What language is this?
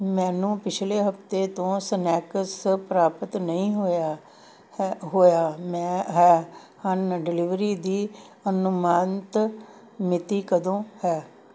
Punjabi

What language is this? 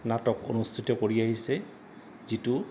Assamese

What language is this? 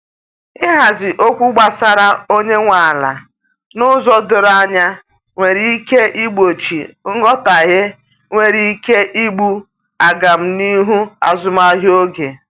Igbo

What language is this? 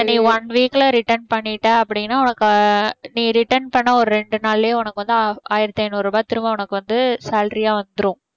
Tamil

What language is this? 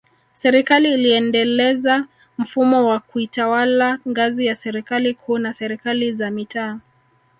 Swahili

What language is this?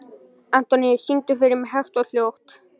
Icelandic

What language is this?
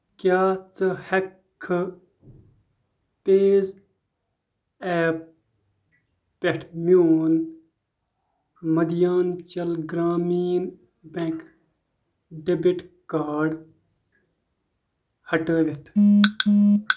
Kashmiri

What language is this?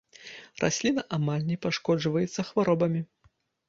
Belarusian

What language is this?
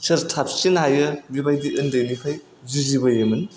Bodo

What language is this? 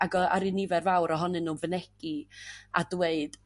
Welsh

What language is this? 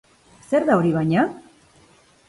Basque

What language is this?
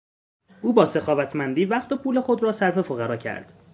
Persian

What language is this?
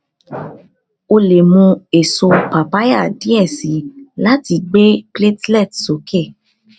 Yoruba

